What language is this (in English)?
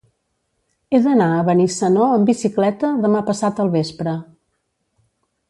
Catalan